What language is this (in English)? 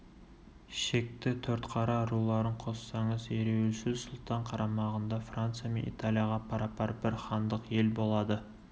Kazakh